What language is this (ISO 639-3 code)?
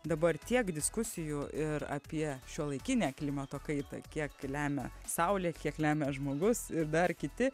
lit